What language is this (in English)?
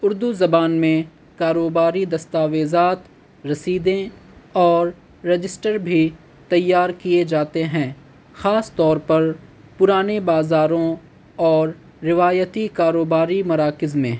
Urdu